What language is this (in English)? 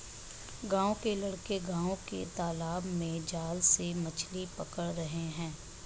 Hindi